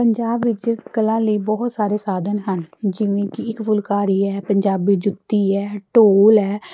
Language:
Punjabi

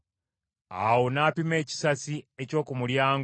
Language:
Ganda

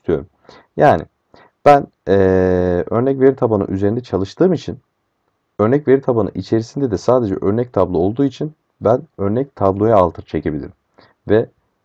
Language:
Turkish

